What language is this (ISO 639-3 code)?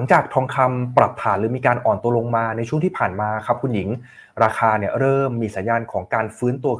tha